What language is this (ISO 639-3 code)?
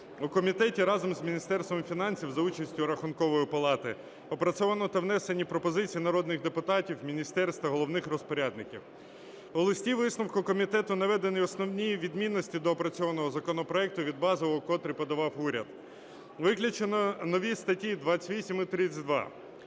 ukr